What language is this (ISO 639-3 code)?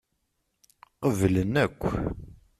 kab